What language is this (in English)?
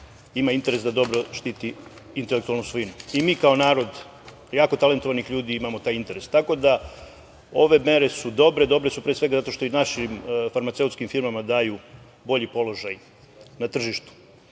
Serbian